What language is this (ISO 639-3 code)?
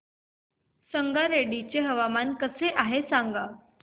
mar